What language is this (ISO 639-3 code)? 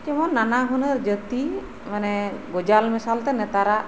sat